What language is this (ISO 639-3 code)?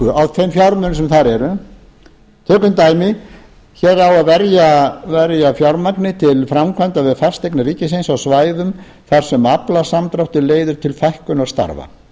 isl